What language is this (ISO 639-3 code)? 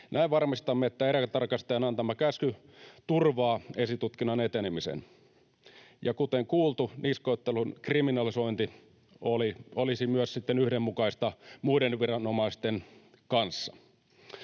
fin